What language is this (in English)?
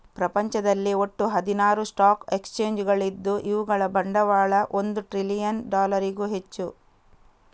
Kannada